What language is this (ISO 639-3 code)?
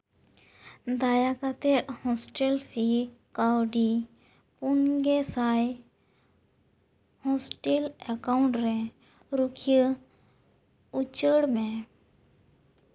sat